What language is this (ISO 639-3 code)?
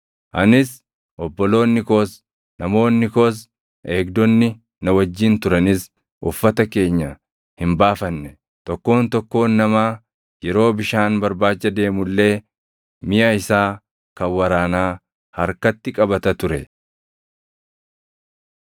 orm